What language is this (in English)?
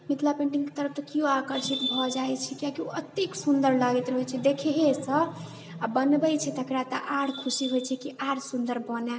Maithili